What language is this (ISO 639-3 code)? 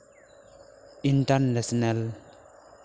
sat